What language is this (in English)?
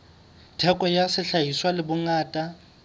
Southern Sotho